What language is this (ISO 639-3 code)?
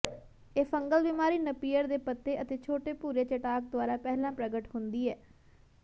pan